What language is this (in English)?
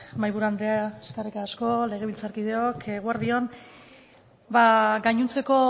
Basque